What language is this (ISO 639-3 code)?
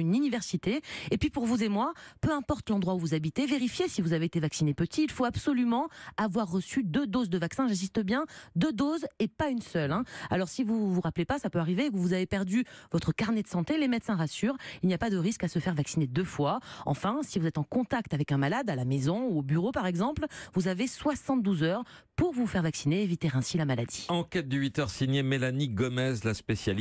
fra